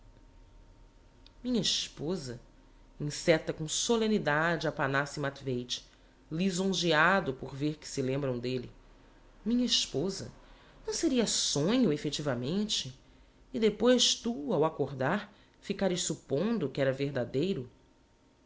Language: Portuguese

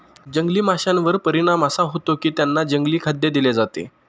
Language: Marathi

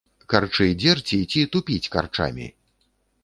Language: Belarusian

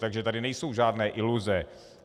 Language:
Czech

